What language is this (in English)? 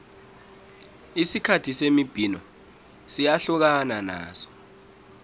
South Ndebele